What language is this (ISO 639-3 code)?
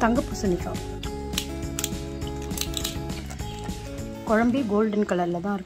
ita